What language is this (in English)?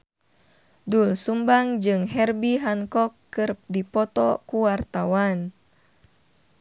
Sundanese